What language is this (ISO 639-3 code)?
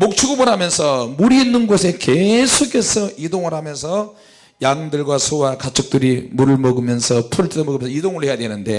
kor